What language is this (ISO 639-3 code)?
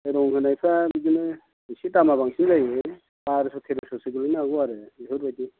brx